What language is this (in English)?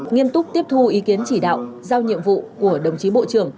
Vietnamese